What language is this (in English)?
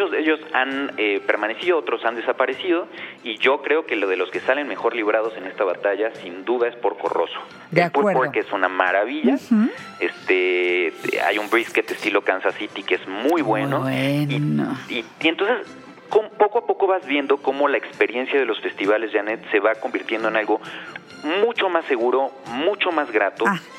Spanish